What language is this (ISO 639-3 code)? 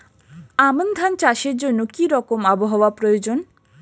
ben